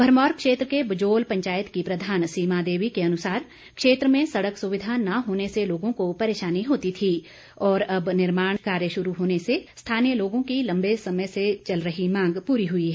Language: Hindi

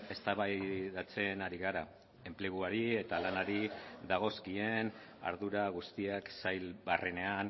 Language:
Basque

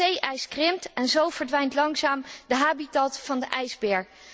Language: Dutch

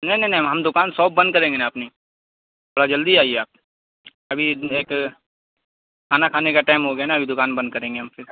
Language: Urdu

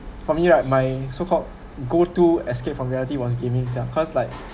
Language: English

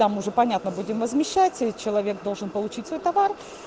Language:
Russian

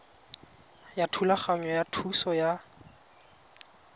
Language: Tswana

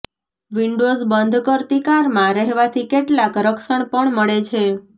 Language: Gujarati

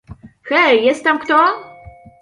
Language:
Polish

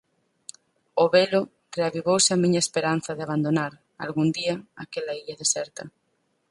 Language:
Galician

